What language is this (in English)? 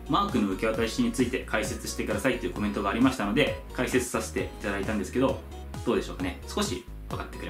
Japanese